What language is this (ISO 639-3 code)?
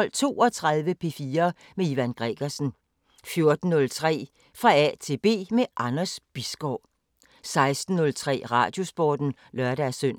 dan